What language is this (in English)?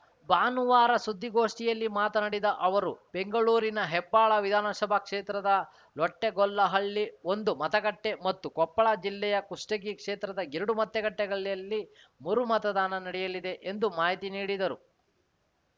Kannada